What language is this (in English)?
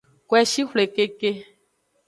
Aja (Benin)